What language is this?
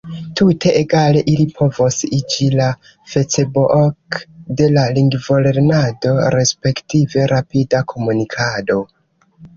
Esperanto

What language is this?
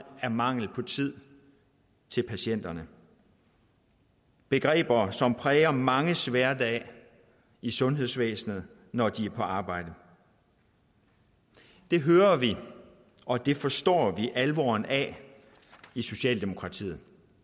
Danish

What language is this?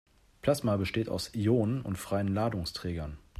German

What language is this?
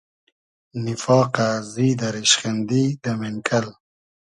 Hazaragi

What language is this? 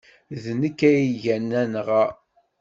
Kabyle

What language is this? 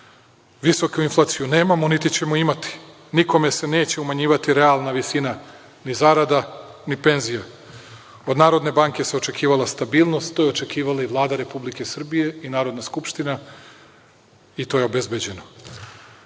Serbian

